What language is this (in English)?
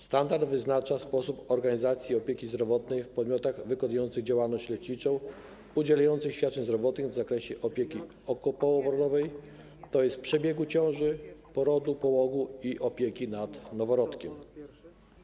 Polish